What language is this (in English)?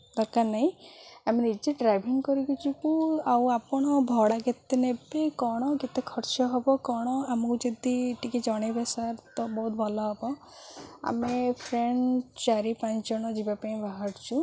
Odia